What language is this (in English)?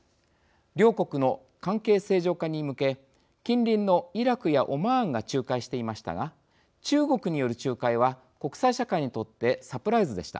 Japanese